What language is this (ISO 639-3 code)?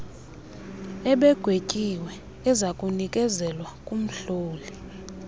xho